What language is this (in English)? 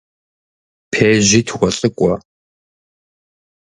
Kabardian